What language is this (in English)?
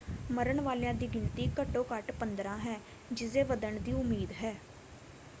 Punjabi